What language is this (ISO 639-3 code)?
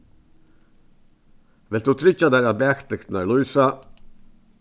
fao